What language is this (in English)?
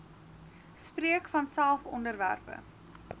Afrikaans